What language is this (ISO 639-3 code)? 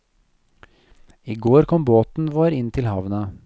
nor